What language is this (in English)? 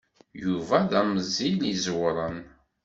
Kabyle